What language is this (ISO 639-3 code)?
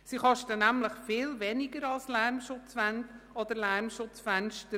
gsw